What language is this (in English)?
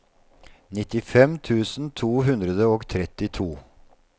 Norwegian